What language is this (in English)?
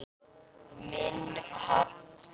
Icelandic